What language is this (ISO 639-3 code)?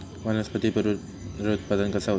mar